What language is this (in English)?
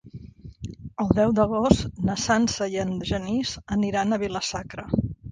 Catalan